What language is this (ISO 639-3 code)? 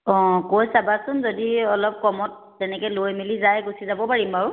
asm